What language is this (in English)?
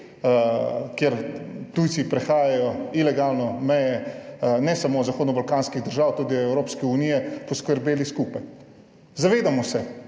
Slovenian